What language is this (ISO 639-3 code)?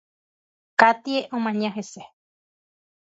grn